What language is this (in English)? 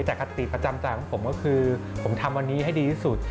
Thai